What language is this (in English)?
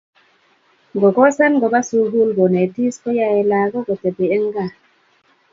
Kalenjin